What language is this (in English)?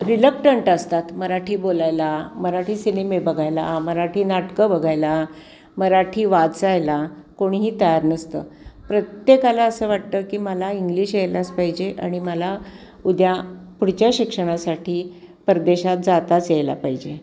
Marathi